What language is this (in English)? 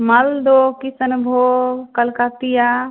Maithili